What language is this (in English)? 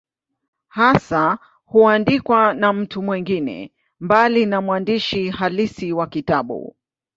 Swahili